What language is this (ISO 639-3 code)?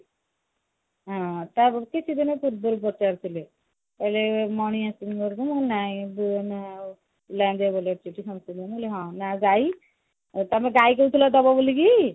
ori